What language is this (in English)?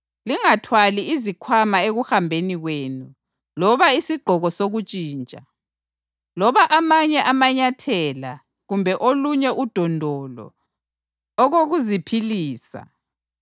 North Ndebele